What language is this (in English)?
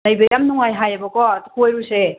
Manipuri